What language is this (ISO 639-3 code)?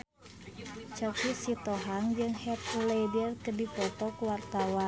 sun